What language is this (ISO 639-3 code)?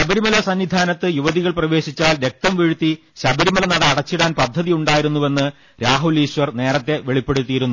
mal